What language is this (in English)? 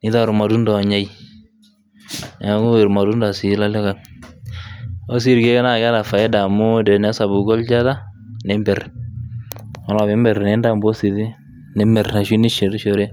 Masai